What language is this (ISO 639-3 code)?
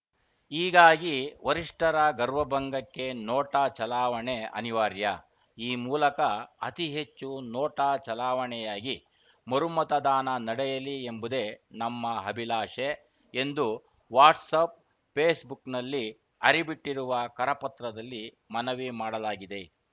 kan